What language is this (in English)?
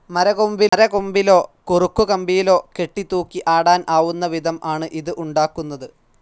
Malayalam